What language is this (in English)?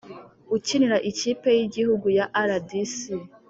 Kinyarwanda